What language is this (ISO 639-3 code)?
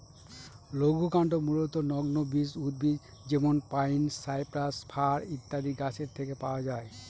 ben